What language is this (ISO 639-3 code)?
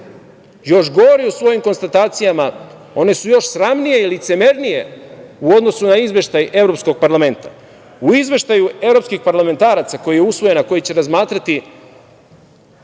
srp